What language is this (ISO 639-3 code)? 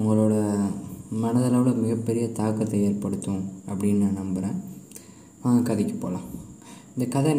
tam